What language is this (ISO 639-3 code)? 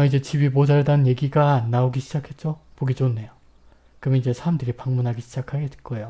kor